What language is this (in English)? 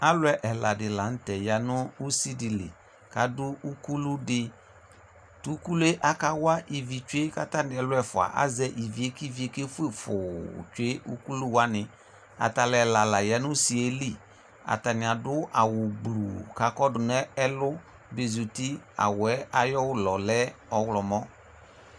Ikposo